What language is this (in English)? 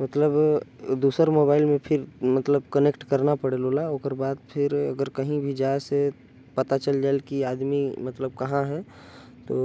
Korwa